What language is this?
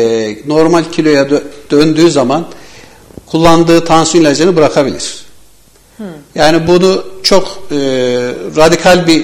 Turkish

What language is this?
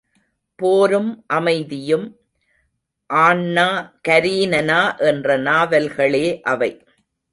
Tamil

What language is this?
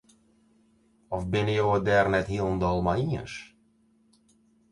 Western Frisian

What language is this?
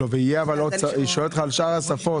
Hebrew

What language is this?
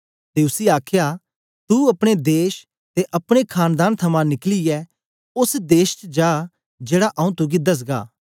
Dogri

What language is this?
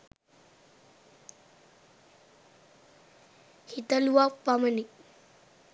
Sinhala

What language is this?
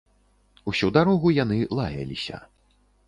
Belarusian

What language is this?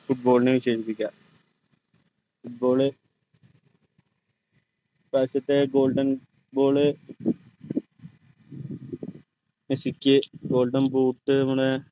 Malayalam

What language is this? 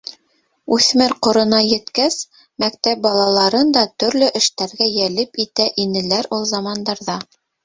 Bashkir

